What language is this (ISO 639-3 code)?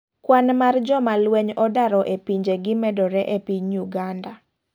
luo